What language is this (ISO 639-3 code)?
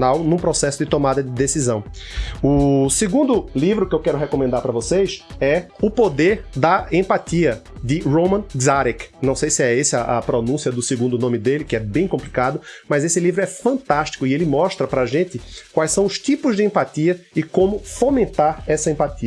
por